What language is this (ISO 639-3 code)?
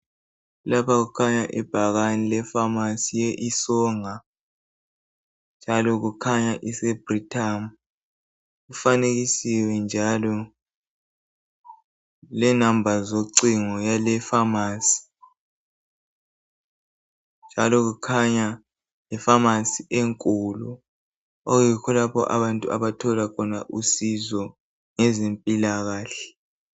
nde